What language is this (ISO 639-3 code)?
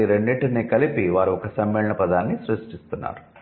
tel